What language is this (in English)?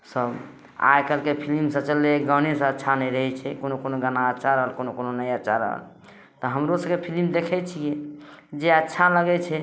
Maithili